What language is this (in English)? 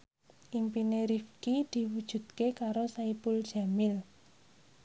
Javanese